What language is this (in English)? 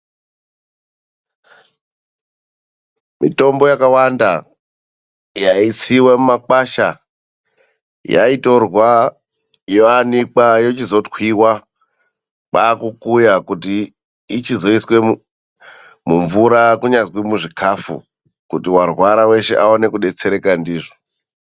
Ndau